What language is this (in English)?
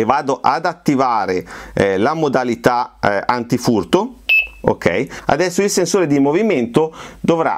Italian